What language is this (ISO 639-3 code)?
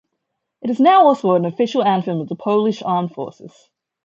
eng